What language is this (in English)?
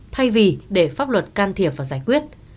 Vietnamese